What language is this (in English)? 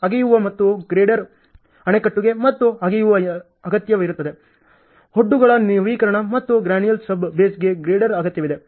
Kannada